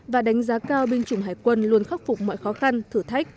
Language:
Vietnamese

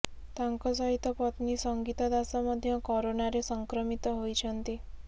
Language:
Odia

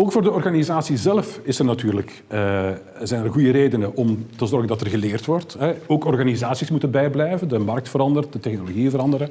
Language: Dutch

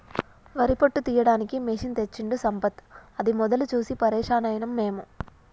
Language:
Telugu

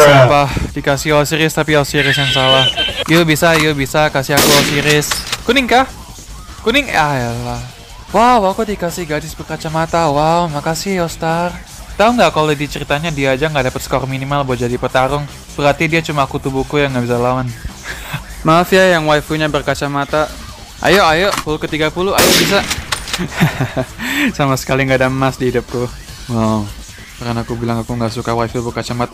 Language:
Indonesian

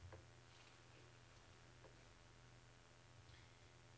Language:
Norwegian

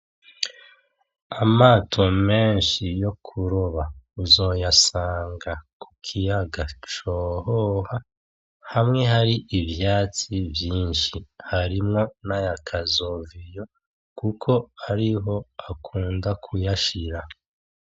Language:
Rundi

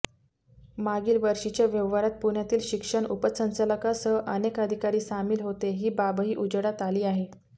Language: Marathi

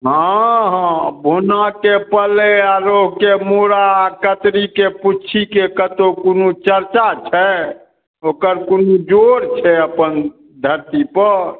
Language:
Maithili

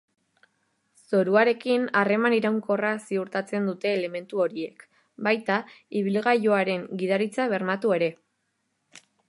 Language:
Basque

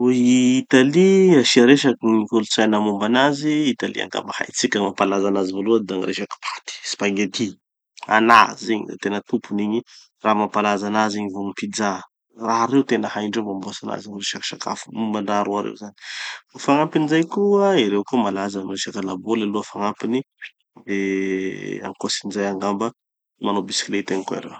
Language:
Tanosy Malagasy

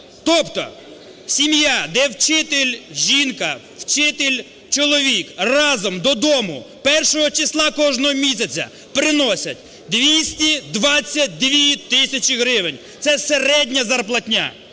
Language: Ukrainian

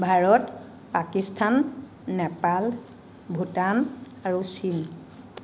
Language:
Assamese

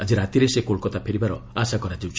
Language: Odia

